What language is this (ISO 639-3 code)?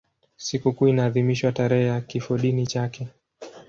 swa